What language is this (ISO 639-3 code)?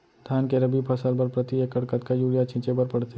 hne